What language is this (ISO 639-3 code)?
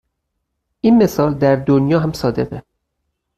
fas